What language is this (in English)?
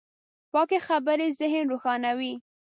Pashto